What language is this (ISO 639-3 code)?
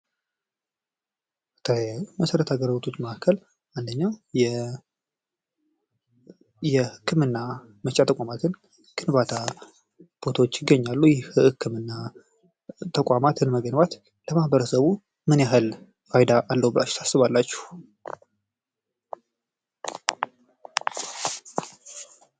amh